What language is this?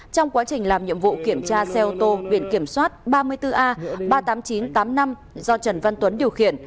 Vietnamese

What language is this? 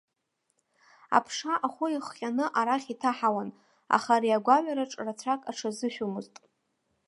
Abkhazian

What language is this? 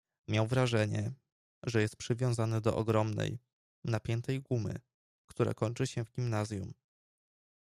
Polish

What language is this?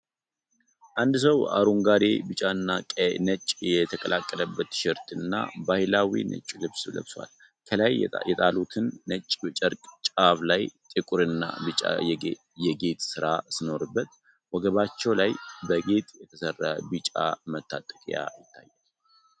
Amharic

